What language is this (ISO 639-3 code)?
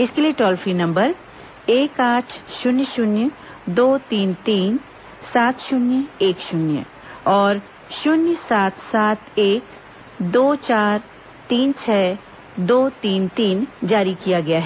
hin